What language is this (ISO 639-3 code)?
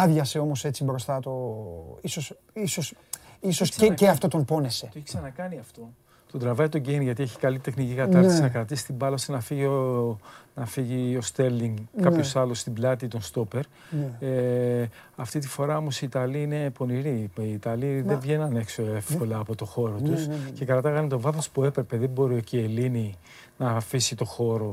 ell